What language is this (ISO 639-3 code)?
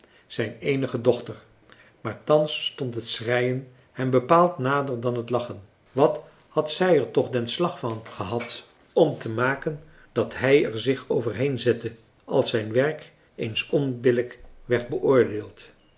nld